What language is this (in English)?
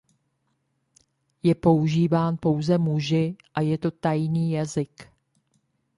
Czech